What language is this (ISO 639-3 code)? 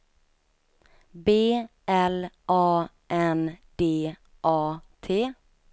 swe